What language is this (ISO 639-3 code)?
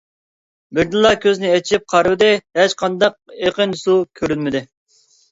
uig